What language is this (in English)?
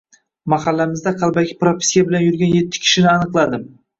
Uzbek